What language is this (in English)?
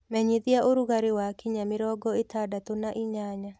Kikuyu